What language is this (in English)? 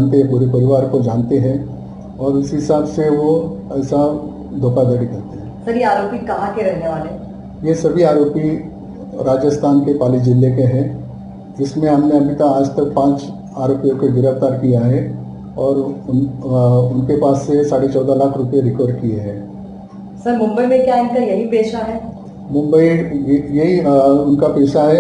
Hindi